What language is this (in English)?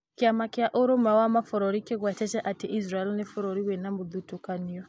Kikuyu